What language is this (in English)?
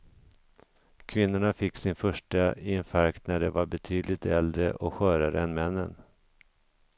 Swedish